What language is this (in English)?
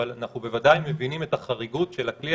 Hebrew